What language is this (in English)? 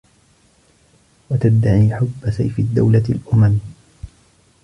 Arabic